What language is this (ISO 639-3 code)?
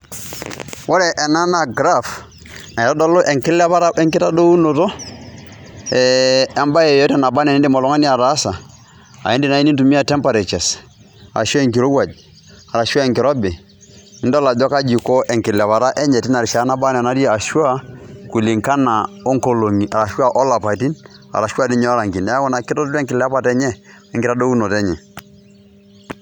mas